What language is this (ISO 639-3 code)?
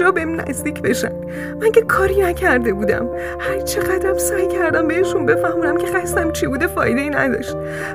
fas